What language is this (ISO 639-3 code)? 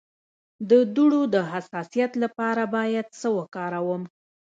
pus